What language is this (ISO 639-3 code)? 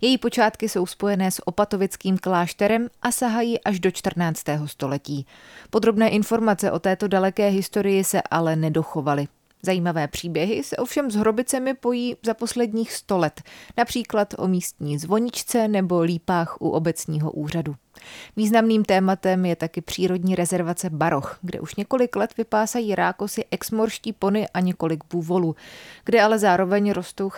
ces